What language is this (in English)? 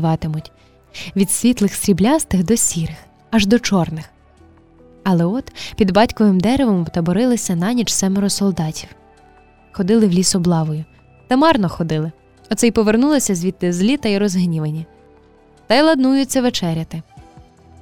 Ukrainian